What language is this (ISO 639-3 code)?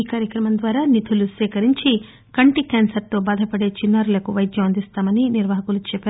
tel